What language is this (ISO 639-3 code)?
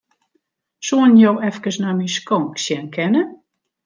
fry